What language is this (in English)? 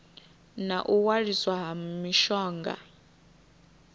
Venda